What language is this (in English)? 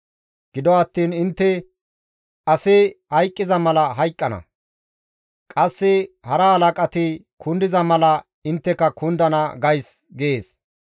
Gamo